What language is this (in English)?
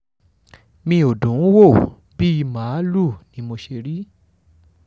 Yoruba